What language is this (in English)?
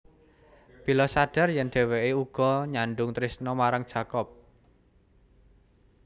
Javanese